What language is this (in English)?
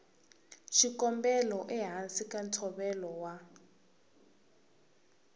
Tsonga